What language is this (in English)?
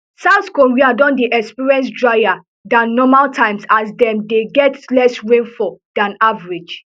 Nigerian Pidgin